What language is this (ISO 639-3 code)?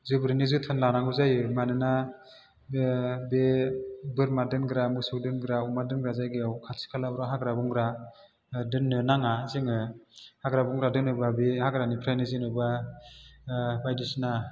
brx